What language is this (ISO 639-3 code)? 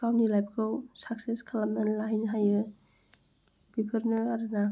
brx